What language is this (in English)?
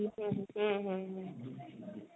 Odia